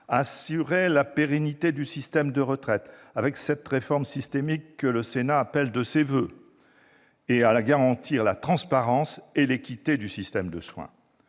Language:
French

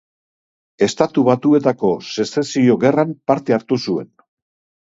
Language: Basque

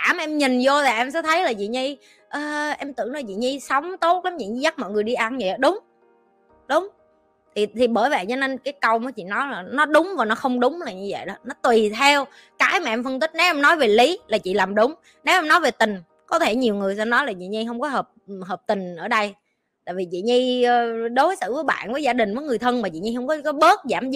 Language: Vietnamese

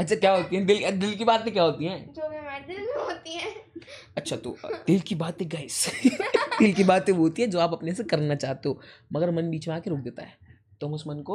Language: Hindi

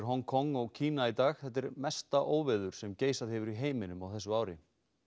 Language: Icelandic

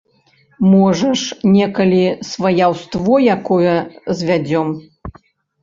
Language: Belarusian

